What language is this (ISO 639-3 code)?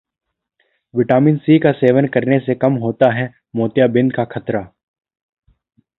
hin